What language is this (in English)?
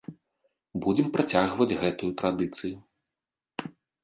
Belarusian